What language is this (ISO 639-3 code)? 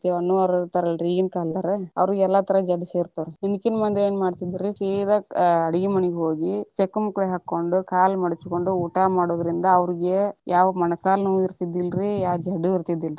kan